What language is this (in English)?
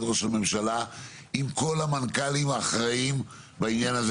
Hebrew